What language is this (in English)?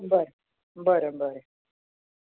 Konkani